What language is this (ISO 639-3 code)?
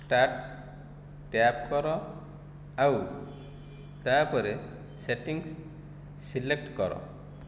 ori